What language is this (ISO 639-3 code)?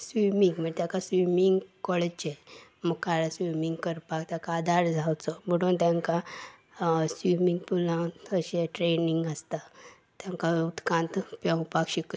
kok